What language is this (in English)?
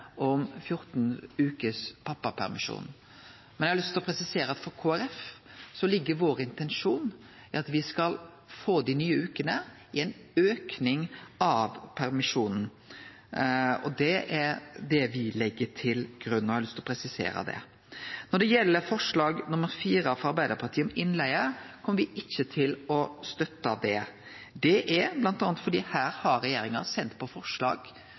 Norwegian Nynorsk